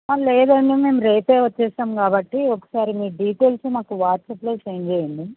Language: Telugu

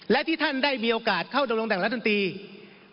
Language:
Thai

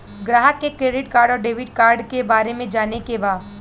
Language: Bhojpuri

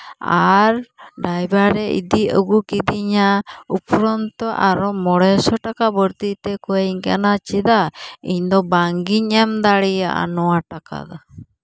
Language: Santali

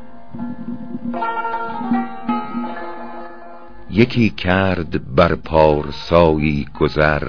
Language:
Persian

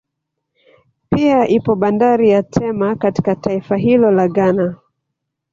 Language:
Swahili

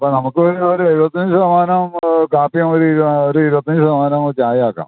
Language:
Malayalam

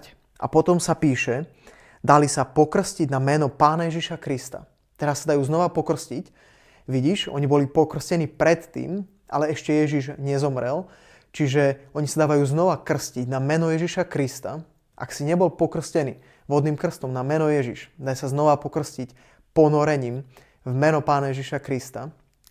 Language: Slovak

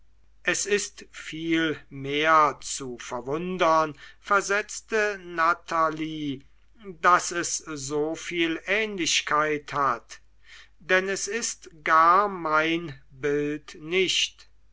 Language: German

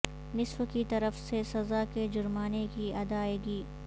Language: Urdu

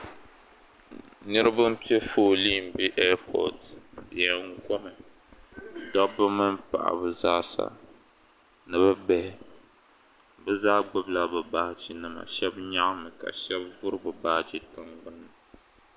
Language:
Dagbani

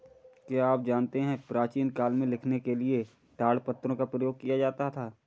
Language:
Hindi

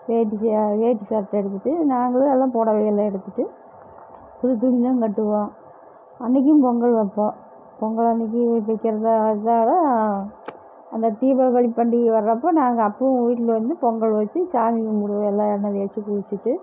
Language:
Tamil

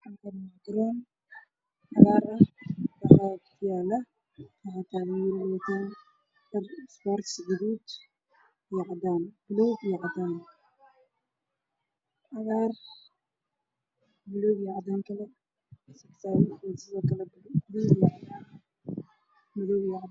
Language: Somali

